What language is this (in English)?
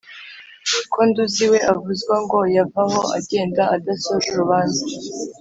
Kinyarwanda